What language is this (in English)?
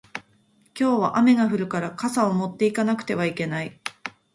Japanese